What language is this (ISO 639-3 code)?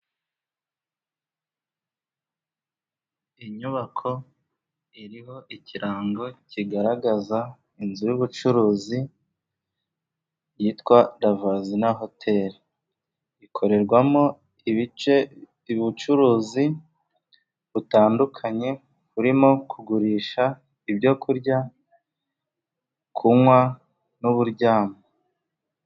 kin